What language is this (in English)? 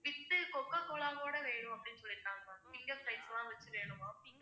Tamil